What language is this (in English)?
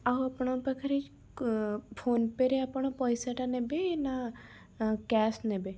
Odia